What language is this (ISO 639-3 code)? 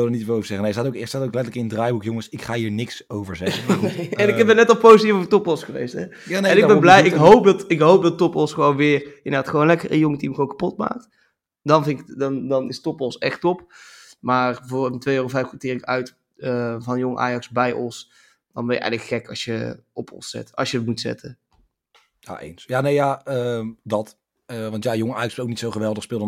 nld